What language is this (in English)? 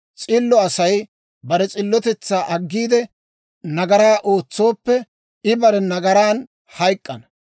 Dawro